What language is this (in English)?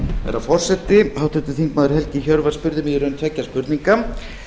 Icelandic